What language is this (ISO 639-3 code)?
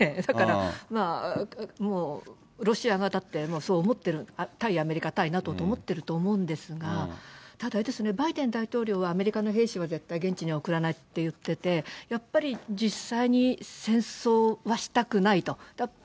jpn